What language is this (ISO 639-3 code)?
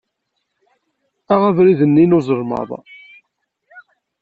kab